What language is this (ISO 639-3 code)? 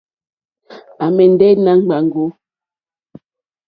bri